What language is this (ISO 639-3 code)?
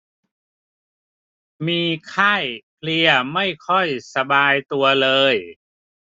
tha